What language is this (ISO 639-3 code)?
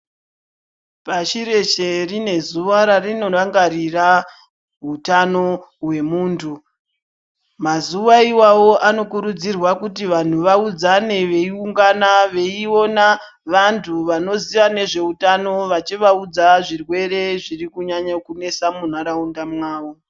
ndc